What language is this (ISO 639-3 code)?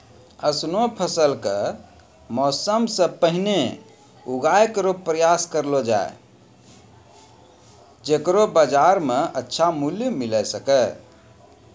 mai